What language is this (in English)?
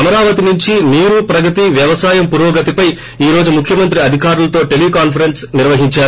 Telugu